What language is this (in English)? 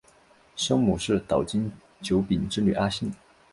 Chinese